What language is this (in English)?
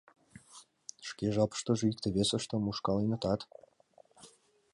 Mari